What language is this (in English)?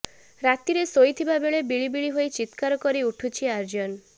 Odia